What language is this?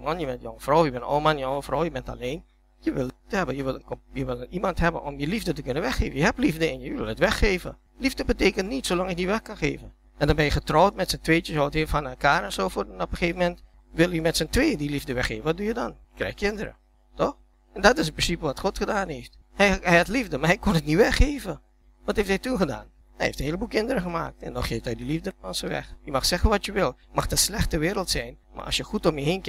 Dutch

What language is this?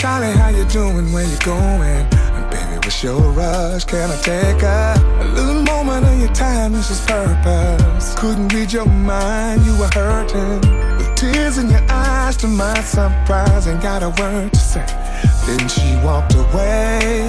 English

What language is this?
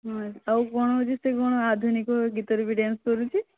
Odia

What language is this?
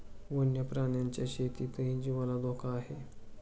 Marathi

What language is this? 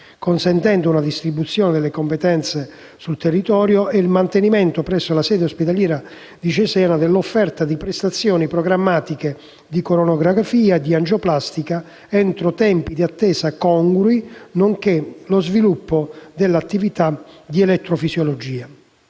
Italian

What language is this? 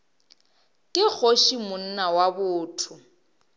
Northern Sotho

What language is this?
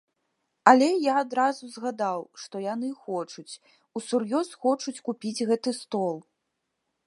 Belarusian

